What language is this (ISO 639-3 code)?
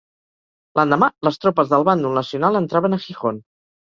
cat